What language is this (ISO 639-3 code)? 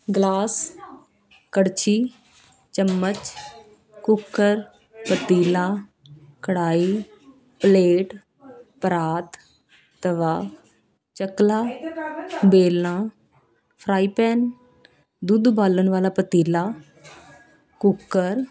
pan